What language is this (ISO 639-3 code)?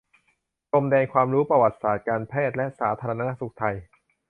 tha